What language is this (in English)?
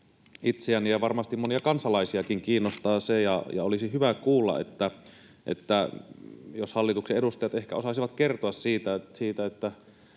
Finnish